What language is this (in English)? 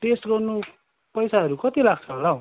Nepali